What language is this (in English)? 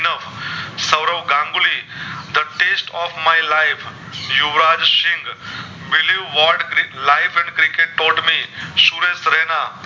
Gujarati